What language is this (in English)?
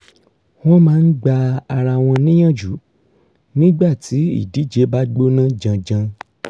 Yoruba